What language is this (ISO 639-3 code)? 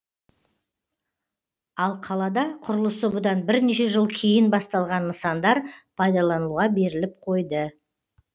kaz